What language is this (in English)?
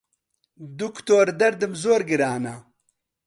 Central Kurdish